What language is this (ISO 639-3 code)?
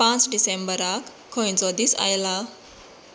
kok